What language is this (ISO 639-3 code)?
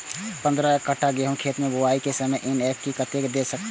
mai